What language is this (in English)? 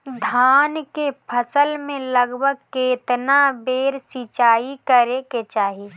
Bhojpuri